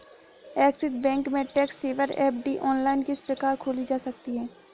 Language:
Hindi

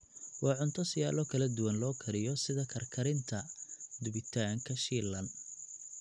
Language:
Somali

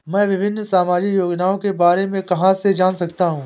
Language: Hindi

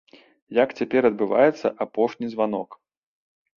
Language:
Belarusian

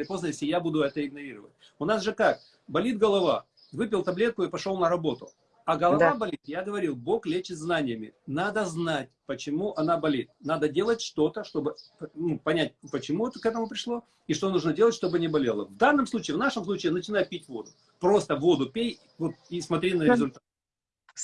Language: Russian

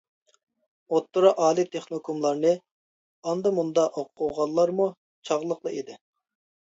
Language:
Uyghur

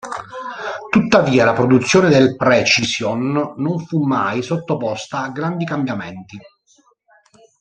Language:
Italian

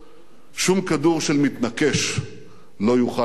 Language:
Hebrew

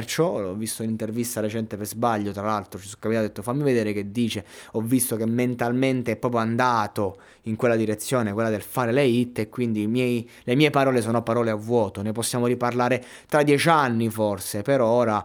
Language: Italian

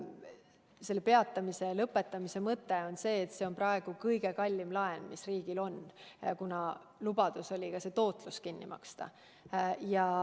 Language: Estonian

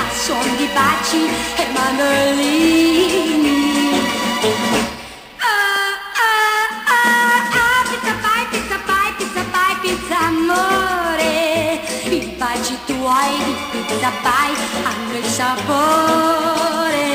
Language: Romanian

